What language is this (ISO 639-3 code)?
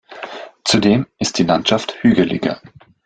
deu